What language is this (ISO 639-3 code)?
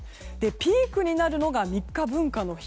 jpn